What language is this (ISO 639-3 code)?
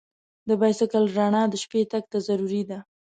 pus